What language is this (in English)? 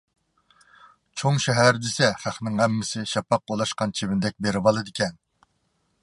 Uyghur